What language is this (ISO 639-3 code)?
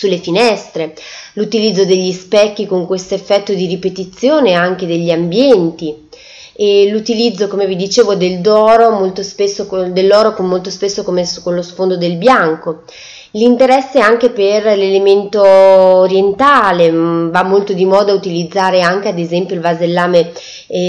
ita